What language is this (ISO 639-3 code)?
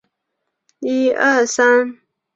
zho